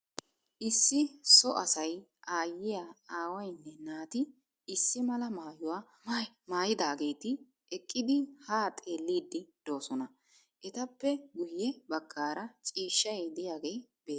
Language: Wolaytta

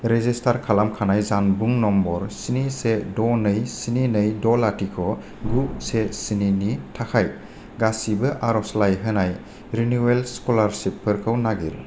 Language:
Bodo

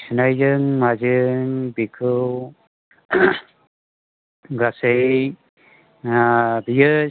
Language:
Bodo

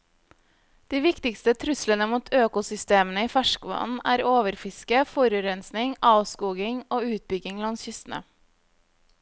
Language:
Norwegian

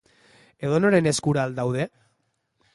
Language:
Basque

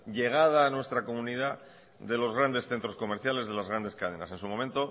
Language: Spanish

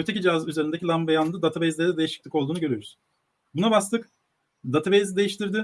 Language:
Turkish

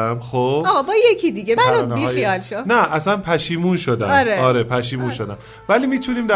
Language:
Persian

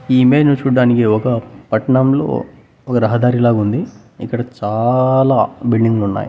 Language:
Telugu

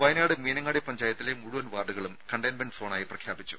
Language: Malayalam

